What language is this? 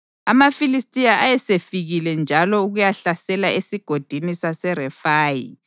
North Ndebele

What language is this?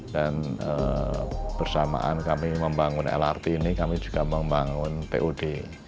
Indonesian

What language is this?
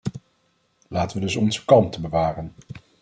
Dutch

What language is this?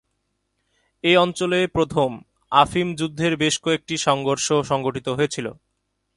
Bangla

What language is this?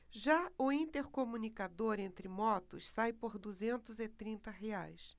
Portuguese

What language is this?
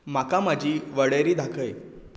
Konkani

